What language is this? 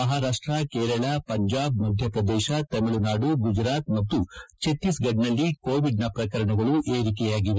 Kannada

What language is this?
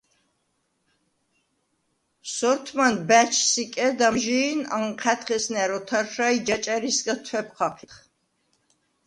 Svan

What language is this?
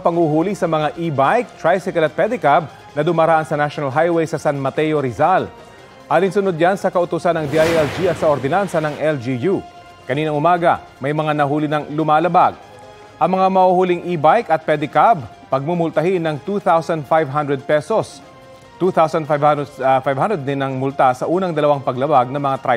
Filipino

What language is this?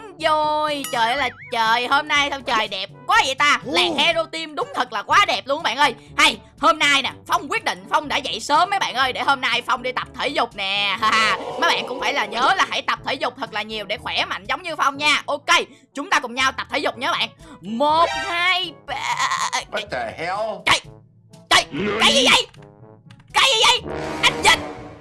Vietnamese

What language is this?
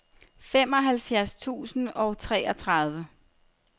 Danish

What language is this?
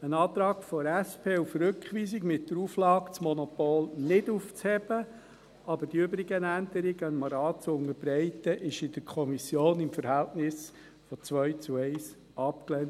Swiss German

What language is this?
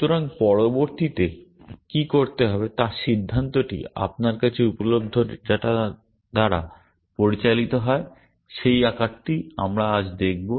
Bangla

